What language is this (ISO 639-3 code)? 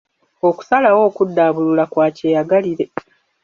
lug